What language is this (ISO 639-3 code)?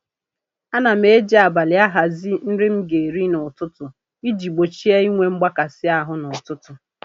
ibo